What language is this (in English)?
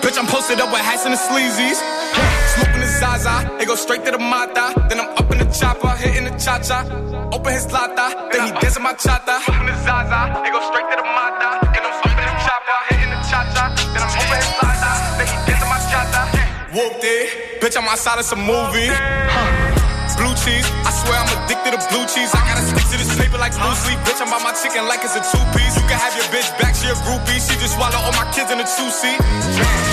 Greek